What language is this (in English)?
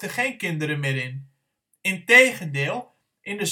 Dutch